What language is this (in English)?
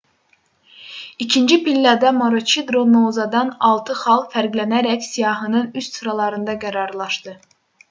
Azerbaijani